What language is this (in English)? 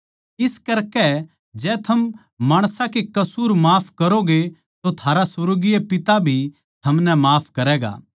Haryanvi